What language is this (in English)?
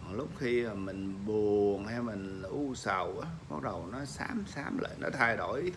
Vietnamese